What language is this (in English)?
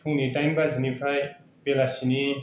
Bodo